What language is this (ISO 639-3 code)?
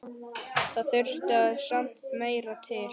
isl